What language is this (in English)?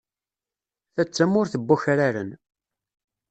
Kabyle